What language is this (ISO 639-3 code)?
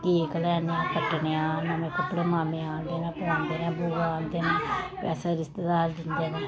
doi